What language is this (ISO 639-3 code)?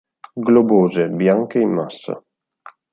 ita